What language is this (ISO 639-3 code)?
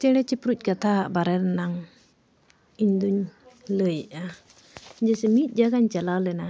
sat